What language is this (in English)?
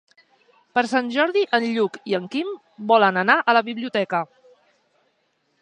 Catalan